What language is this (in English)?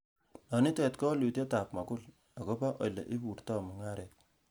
Kalenjin